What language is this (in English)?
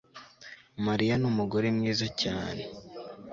Kinyarwanda